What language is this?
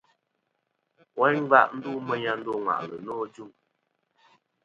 Kom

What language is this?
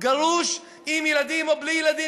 Hebrew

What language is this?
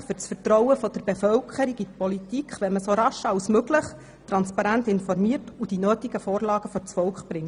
Swiss German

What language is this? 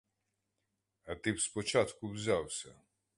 Ukrainian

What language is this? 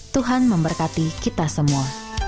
Indonesian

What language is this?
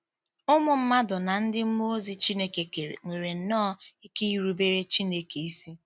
Igbo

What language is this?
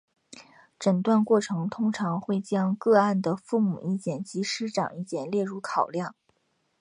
Chinese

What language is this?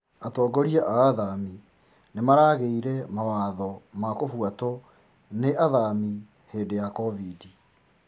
Kikuyu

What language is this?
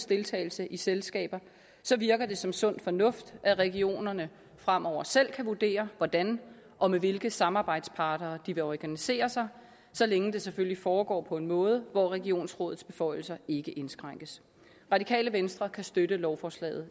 Danish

